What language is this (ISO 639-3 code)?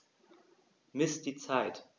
deu